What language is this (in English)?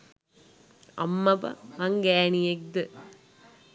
Sinhala